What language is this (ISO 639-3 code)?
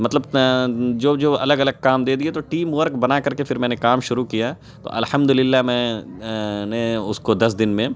urd